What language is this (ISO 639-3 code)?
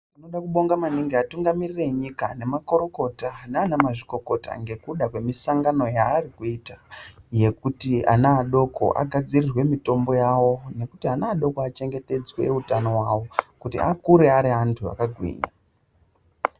ndc